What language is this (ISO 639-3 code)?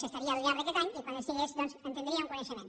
cat